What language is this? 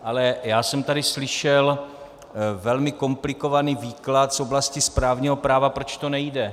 Czech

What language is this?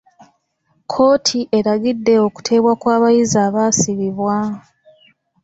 Ganda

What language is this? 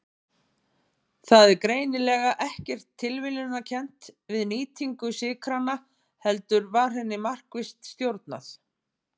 Icelandic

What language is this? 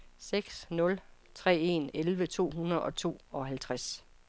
Danish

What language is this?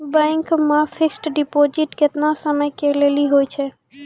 Maithili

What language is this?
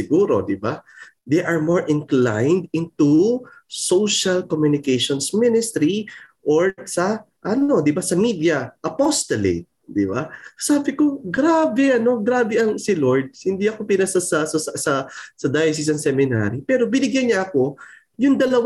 Filipino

